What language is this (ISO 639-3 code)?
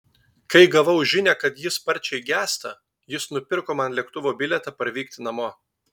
lit